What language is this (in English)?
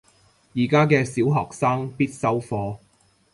Cantonese